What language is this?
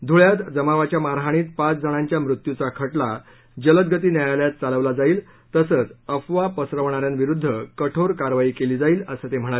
Marathi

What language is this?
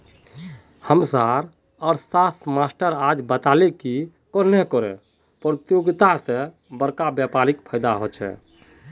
Magahi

